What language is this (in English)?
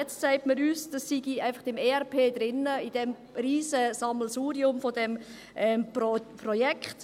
Swiss German